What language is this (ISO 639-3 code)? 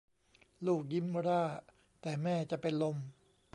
tha